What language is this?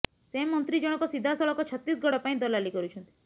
Odia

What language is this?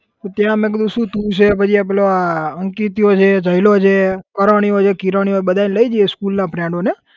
Gujarati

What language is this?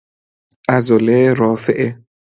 Persian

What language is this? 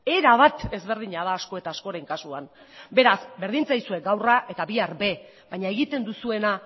Basque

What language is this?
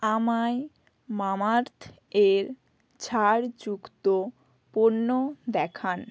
Bangla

